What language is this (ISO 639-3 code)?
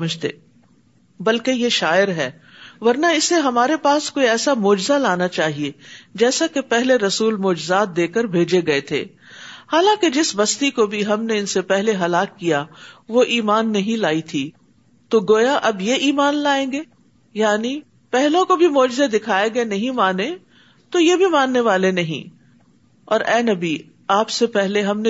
urd